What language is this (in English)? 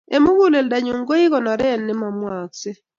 Kalenjin